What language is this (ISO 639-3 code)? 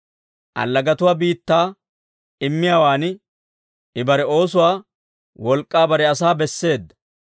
dwr